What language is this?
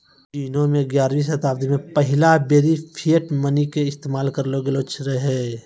Maithili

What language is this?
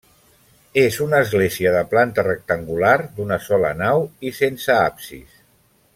Catalan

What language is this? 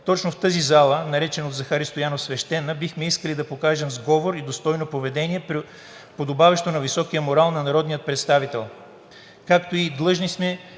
Bulgarian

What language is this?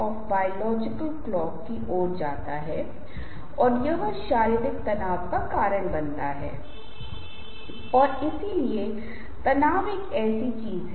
Hindi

